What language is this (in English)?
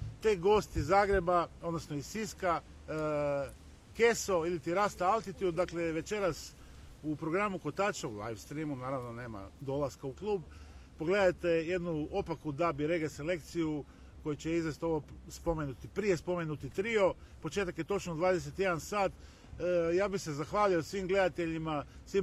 Croatian